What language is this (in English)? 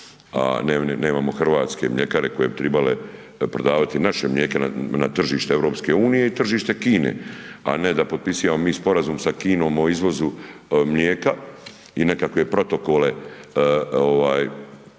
Croatian